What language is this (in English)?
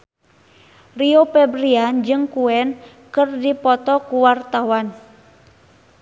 Sundanese